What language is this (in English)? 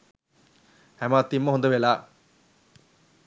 Sinhala